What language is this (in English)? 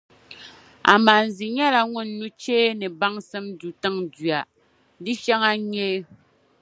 Dagbani